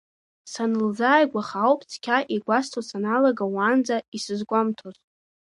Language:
Abkhazian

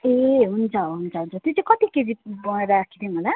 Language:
Nepali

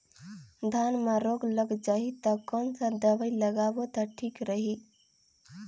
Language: Chhattisgarhi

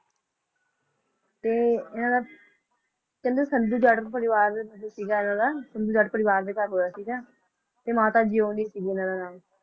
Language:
Punjabi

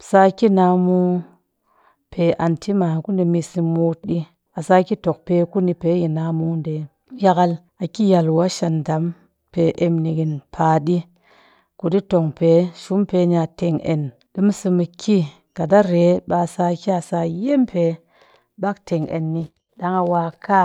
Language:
Cakfem-Mushere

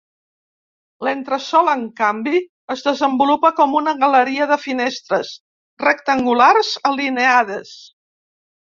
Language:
Catalan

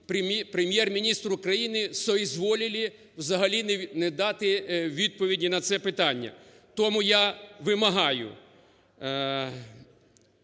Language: Ukrainian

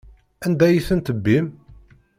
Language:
Kabyle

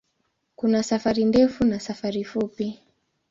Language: Swahili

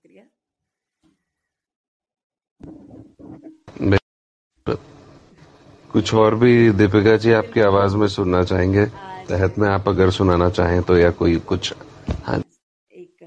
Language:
Hindi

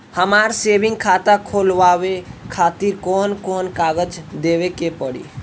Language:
Bhojpuri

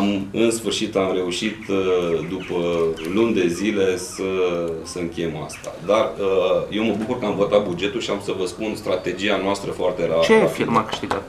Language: Romanian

